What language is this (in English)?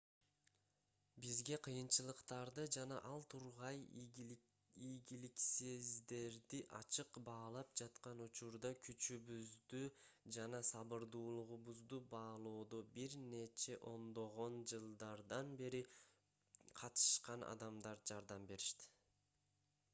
Kyrgyz